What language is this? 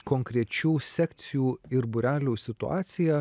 Lithuanian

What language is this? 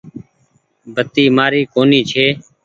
Goaria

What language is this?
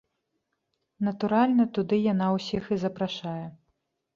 Belarusian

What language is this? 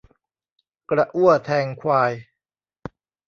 Thai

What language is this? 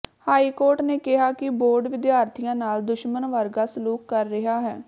Punjabi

